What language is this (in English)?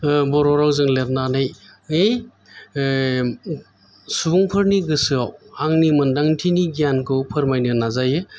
Bodo